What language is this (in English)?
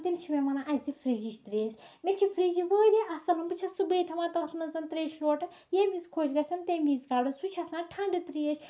Kashmiri